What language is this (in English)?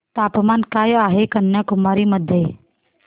Marathi